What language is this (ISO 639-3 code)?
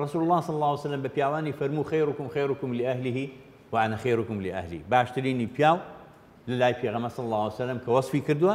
ara